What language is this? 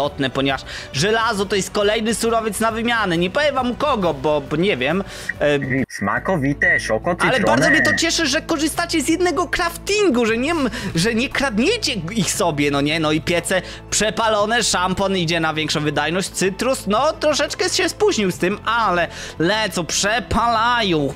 Polish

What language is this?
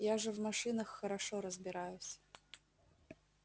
Russian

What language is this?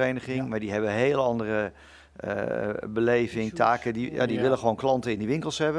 Dutch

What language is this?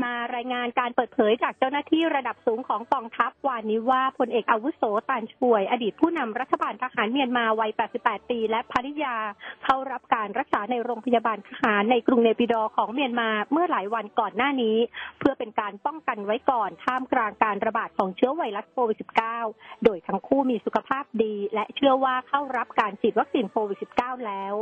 Thai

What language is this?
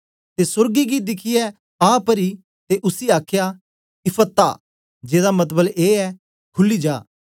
Dogri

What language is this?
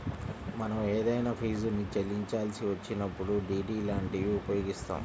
Telugu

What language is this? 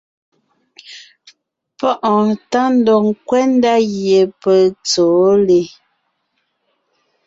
Ngiemboon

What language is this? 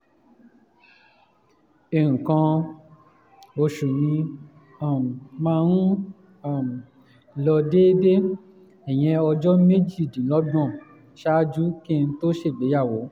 Yoruba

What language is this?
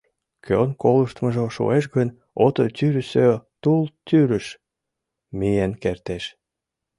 Mari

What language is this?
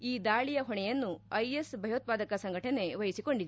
Kannada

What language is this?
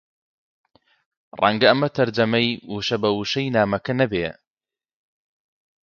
Central Kurdish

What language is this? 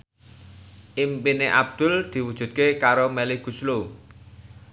Javanese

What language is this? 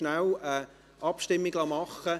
Swiss German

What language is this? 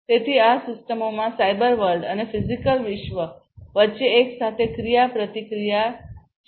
Gujarati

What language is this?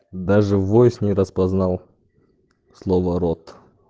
Russian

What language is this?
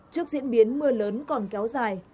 Vietnamese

